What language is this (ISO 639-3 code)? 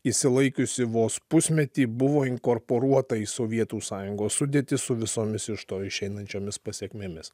lit